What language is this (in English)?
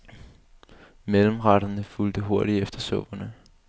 Danish